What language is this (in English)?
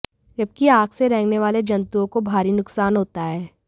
Hindi